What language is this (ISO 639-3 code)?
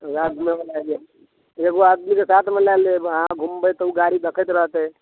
mai